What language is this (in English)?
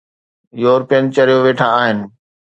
Sindhi